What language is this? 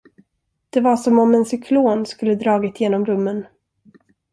Swedish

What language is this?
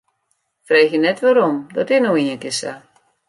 Western Frisian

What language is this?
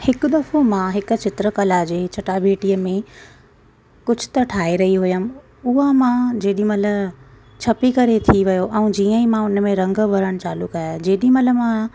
Sindhi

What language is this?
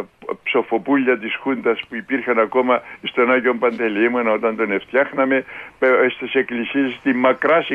Greek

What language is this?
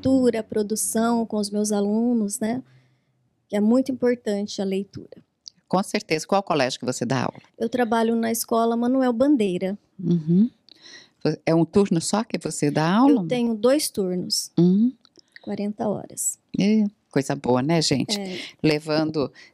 Portuguese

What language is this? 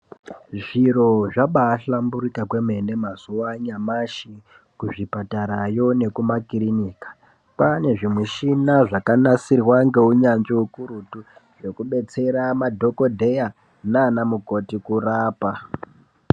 Ndau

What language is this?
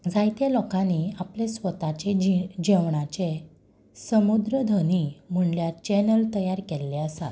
Konkani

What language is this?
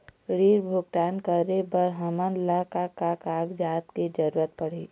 Chhattisgarhi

